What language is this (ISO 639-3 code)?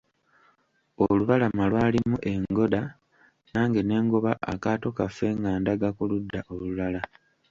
lug